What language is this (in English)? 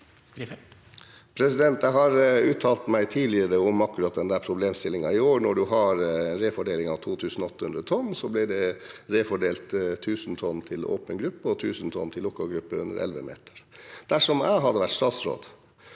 Norwegian